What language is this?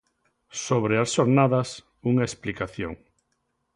Galician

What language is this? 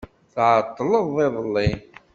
Kabyle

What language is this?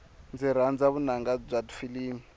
Tsonga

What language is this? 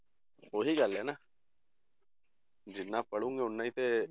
Punjabi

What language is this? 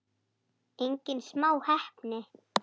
Icelandic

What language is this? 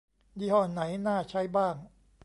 Thai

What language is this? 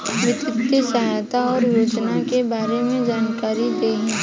Bhojpuri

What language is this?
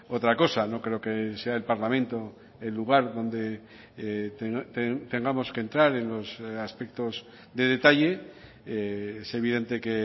Spanish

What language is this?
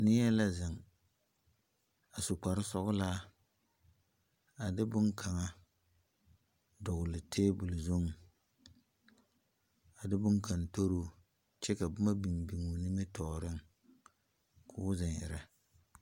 Southern Dagaare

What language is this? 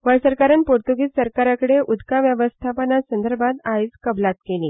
Konkani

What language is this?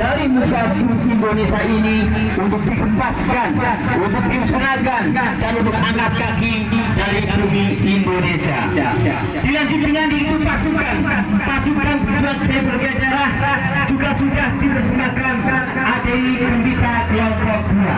Indonesian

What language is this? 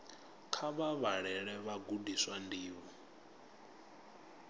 Venda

